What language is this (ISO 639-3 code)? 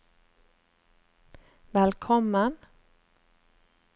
nor